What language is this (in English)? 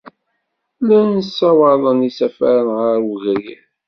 Kabyle